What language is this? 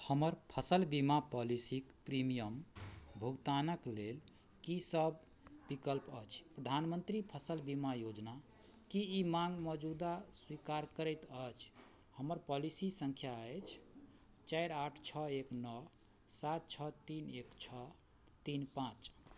Maithili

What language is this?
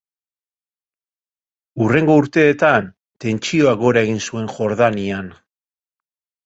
Basque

